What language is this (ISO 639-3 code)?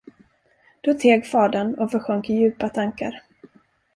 swe